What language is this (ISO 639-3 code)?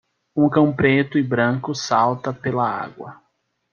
por